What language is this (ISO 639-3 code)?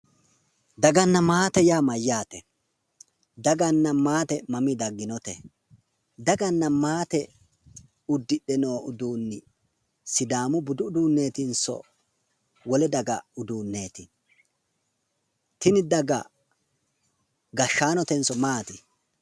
sid